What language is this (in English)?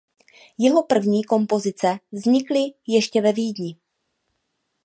Czech